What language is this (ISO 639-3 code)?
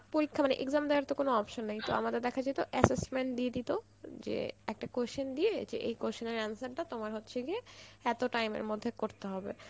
ben